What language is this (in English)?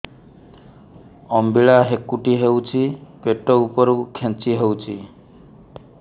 Odia